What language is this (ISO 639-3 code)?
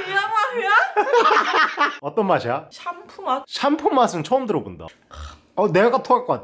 kor